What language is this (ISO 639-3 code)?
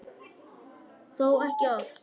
isl